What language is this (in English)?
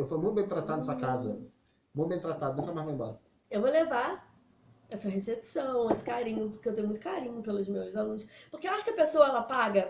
Portuguese